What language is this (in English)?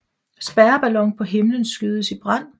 Danish